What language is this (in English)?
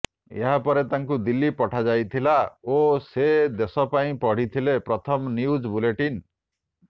Odia